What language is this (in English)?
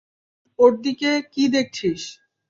Bangla